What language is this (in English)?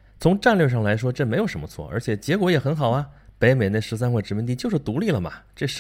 Chinese